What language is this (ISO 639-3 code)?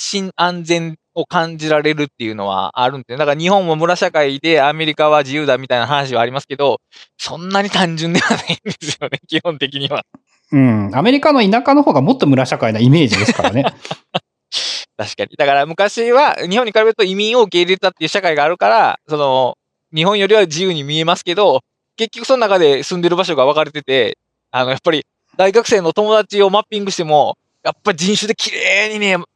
jpn